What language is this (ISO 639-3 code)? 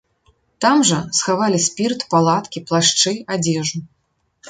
bel